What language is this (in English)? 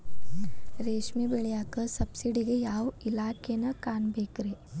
Kannada